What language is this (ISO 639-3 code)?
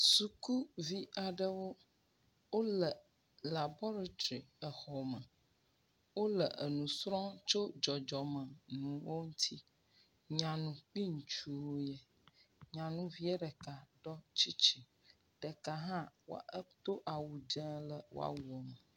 ewe